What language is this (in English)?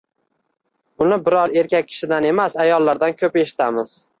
Uzbek